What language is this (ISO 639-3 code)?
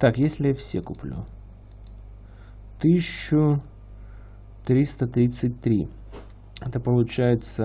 rus